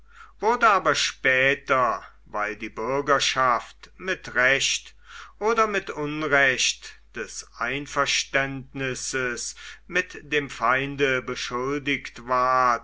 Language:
German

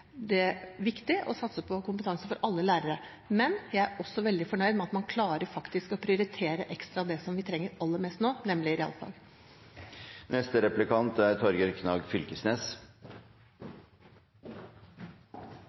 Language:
Norwegian Bokmål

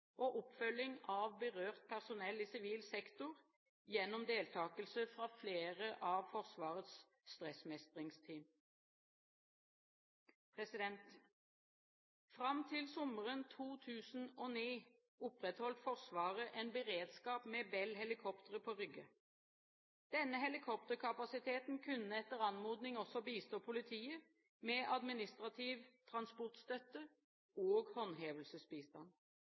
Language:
Norwegian Bokmål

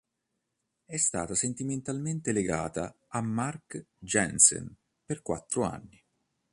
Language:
Italian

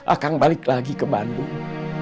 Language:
Indonesian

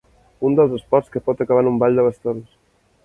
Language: Catalan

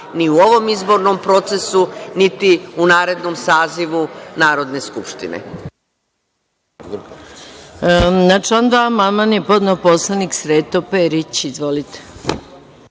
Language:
Serbian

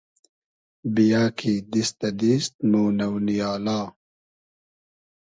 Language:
Hazaragi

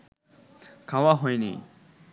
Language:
Bangla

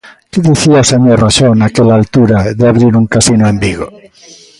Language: Galician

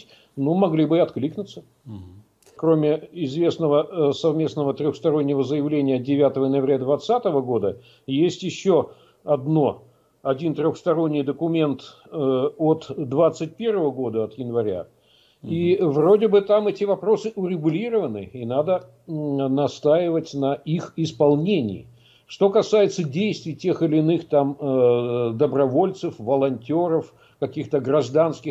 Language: Russian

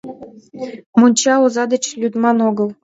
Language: Mari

